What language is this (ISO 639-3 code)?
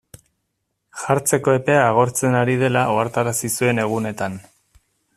eus